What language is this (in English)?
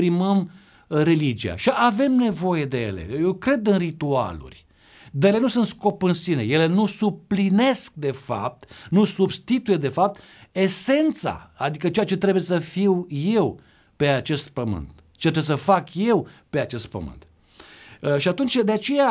Romanian